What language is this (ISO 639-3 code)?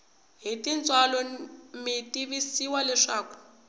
tso